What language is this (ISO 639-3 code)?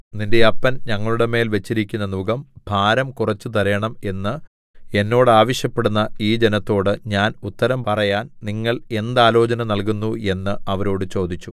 mal